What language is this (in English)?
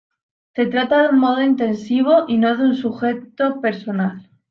Spanish